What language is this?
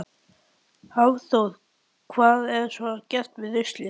Icelandic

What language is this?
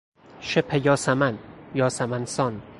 Persian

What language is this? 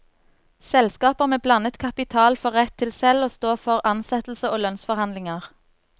Norwegian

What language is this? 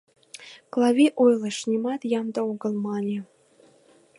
Mari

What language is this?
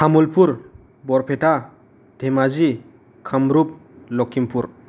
Bodo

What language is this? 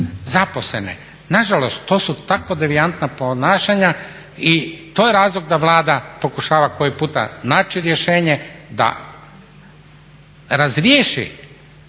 Croatian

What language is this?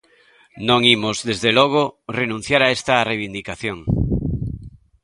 Galician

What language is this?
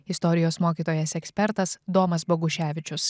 Lithuanian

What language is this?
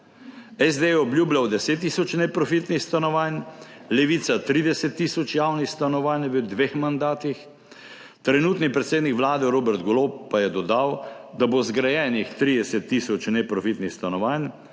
Slovenian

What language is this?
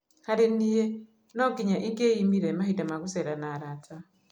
Kikuyu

